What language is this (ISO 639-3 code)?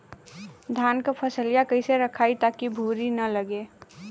bho